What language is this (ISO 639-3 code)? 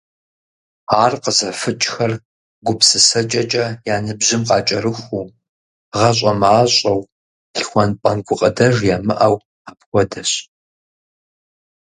kbd